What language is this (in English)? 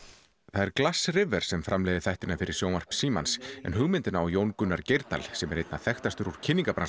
Icelandic